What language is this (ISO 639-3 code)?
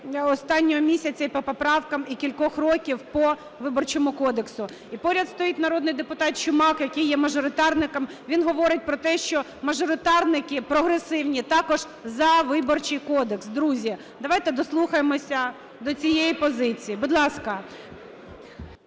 ukr